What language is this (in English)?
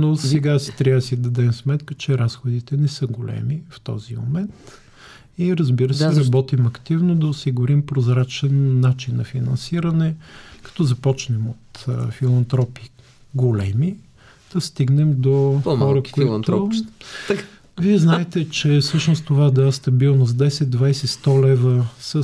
Bulgarian